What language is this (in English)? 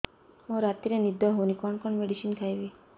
Odia